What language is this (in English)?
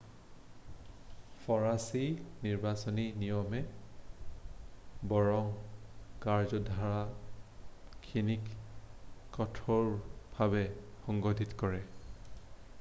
Assamese